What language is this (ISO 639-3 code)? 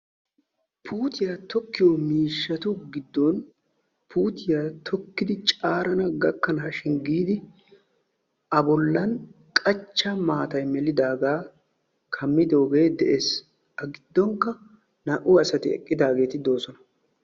wal